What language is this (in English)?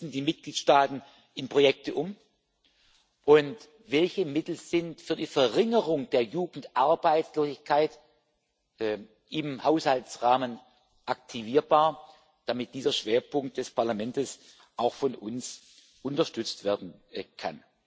German